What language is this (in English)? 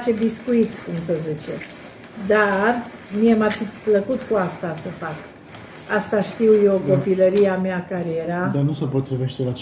Romanian